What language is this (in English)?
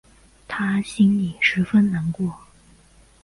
Chinese